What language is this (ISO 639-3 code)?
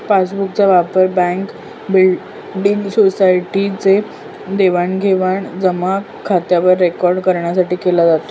mar